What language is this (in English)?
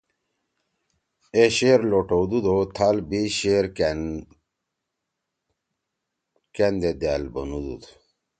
Torwali